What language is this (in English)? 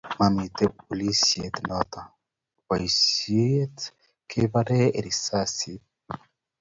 Kalenjin